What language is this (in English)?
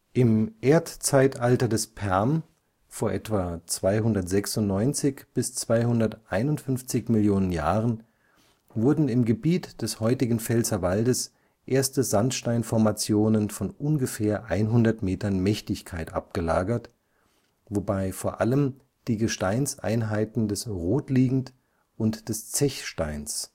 German